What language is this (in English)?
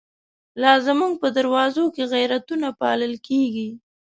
Pashto